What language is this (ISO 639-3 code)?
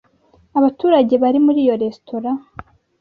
kin